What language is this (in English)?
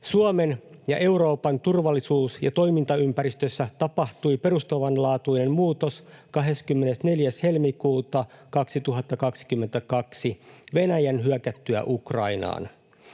Finnish